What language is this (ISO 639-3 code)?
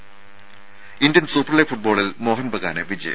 mal